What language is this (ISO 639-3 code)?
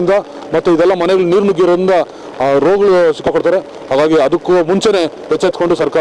tur